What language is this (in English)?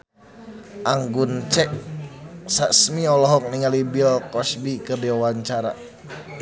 Sundanese